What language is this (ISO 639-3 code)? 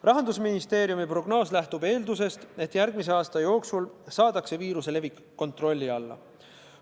est